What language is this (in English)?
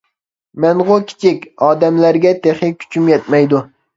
Uyghur